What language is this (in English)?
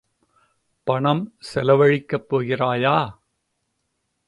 Tamil